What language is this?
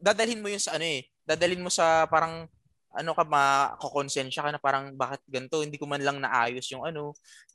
Filipino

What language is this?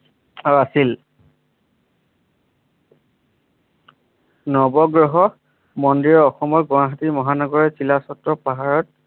Assamese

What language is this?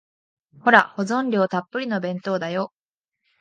Japanese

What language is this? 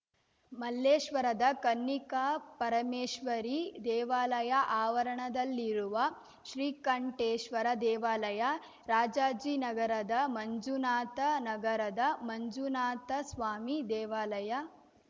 Kannada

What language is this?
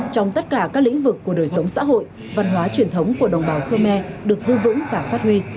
Vietnamese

